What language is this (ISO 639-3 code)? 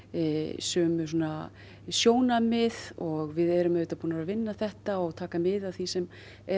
isl